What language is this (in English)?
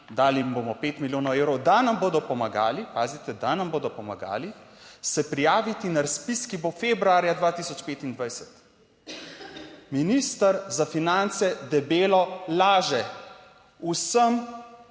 Slovenian